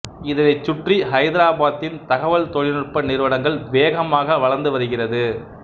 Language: Tamil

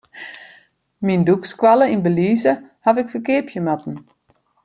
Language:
Western Frisian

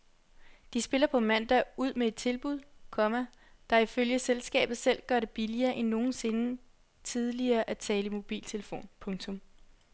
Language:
Danish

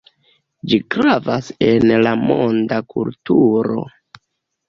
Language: Esperanto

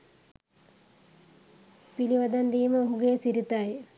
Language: Sinhala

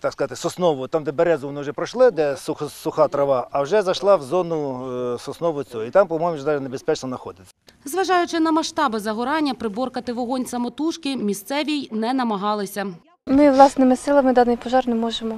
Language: Ukrainian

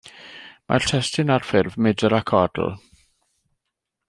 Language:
Welsh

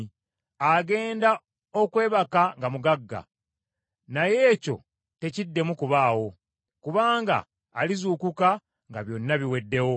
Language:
Ganda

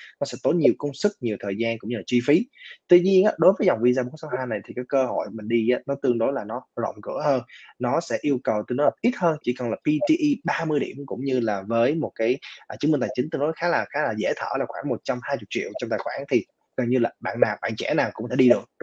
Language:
Vietnamese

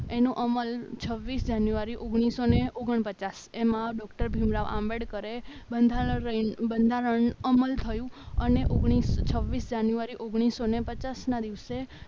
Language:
Gujarati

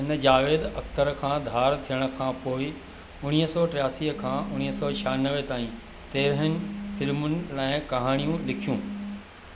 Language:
Sindhi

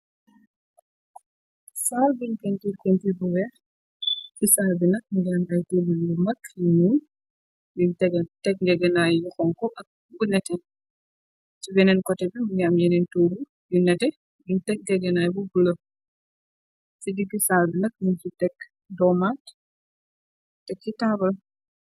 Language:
Wolof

